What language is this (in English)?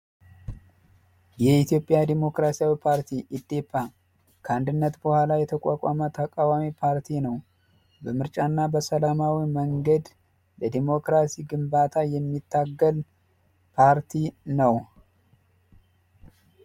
Amharic